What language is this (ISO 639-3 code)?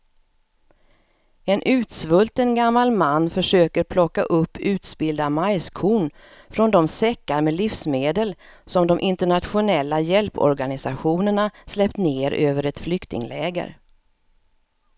swe